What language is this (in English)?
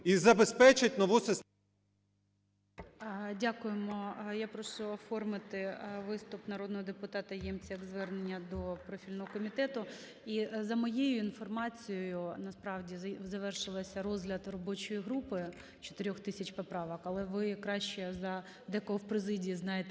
Ukrainian